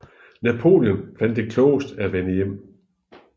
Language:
Danish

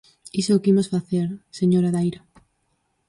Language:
Galician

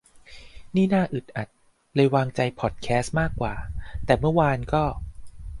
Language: Thai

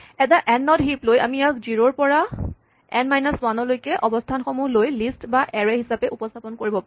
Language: Assamese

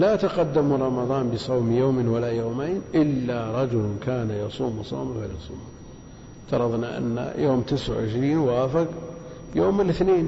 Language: Arabic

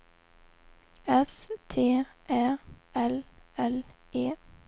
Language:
Swedish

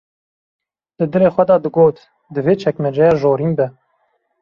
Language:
Kurdish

